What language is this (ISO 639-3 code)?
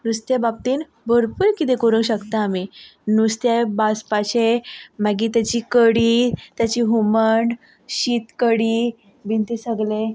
kok